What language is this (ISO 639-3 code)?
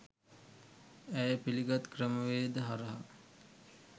sin